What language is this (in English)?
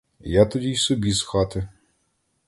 Ukrainian